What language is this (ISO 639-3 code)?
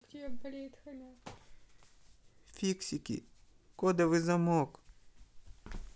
rus